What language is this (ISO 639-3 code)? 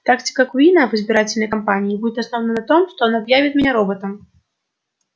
rus